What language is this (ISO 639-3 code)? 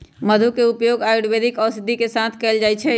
mag